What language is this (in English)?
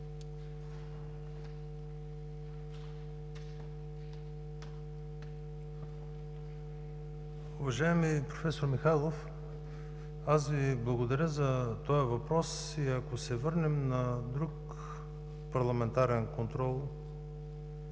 Bulgarian